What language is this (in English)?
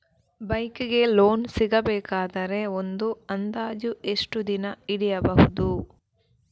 Kannada